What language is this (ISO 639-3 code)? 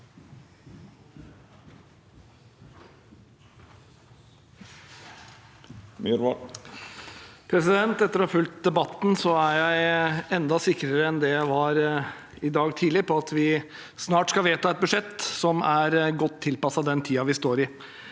nor